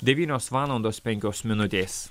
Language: Lithuanian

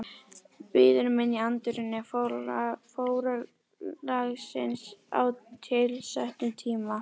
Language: Icelandic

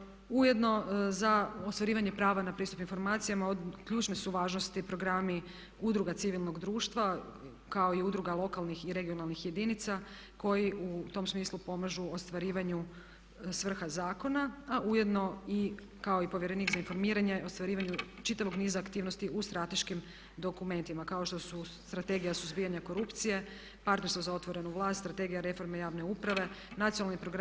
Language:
Croatian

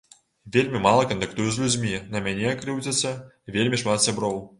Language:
Belarusian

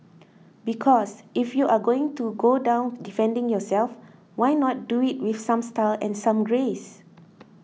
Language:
English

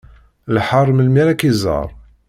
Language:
Kabyle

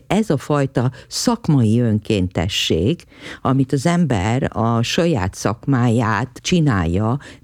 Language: Hungarian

